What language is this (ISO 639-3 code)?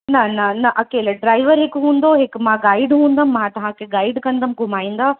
snd